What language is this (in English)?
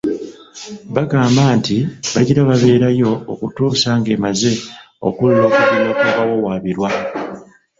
Ganda